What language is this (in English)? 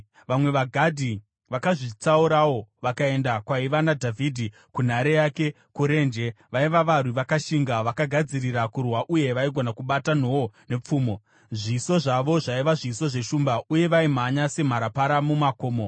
Shona